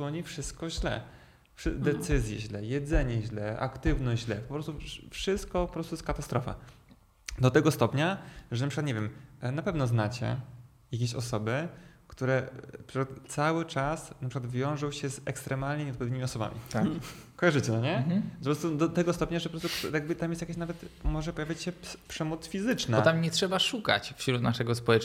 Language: Polish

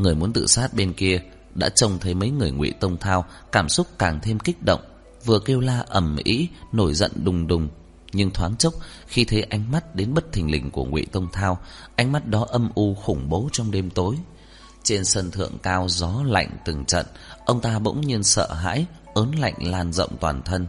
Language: Vietnamese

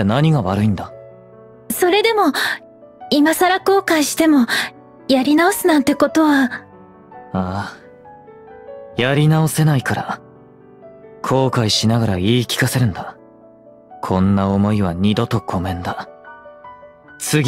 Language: Japanese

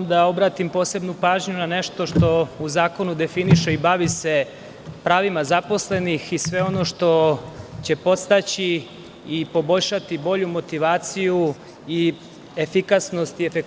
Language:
Serbian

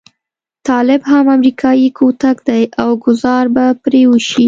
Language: Pashto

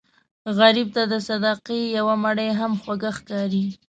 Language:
Pashto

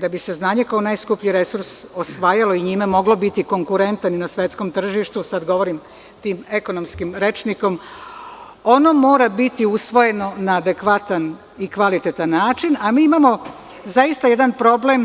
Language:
Serbian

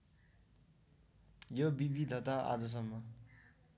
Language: Nepali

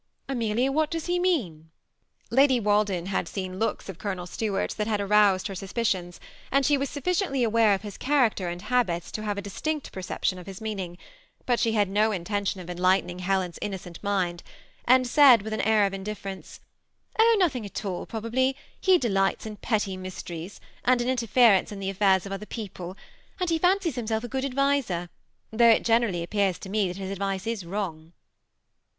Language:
English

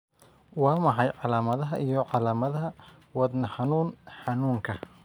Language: Somali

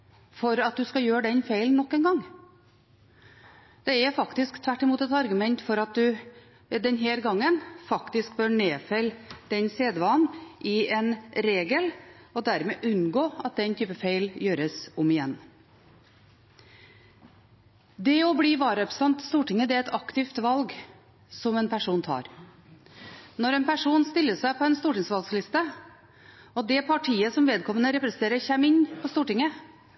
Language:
Norwegian Bokmål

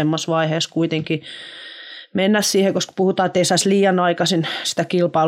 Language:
Finnish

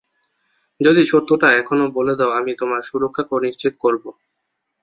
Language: Bangla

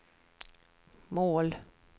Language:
Swedish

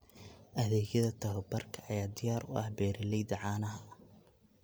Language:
Somali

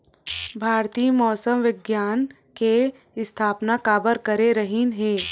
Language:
Chhattisgarhi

